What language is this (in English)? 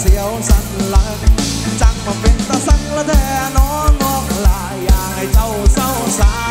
Thai